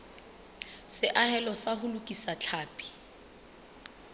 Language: Southern Sotho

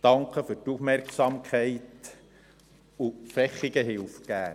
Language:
Swiss German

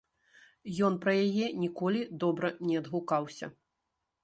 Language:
Belarusian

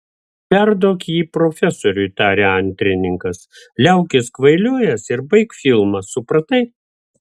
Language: Lithuanian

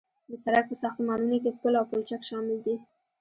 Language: Pashto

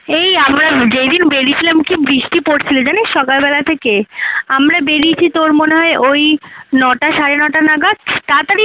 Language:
Bangla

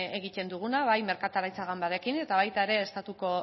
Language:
Basque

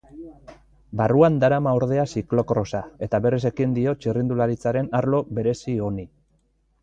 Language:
Basque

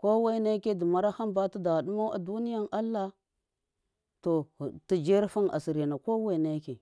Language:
Miya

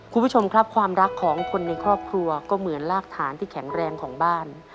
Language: Thai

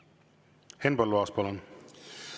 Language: Estonian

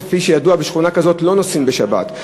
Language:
Hebrew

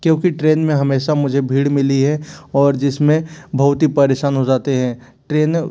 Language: Hindi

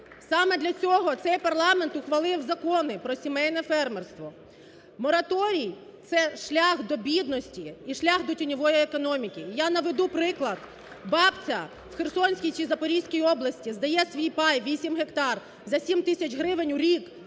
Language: Ukrainian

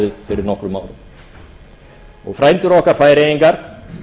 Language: Icelandic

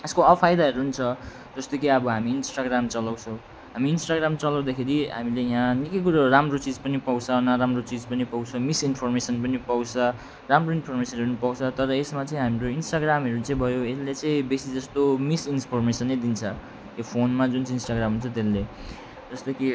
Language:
Nepali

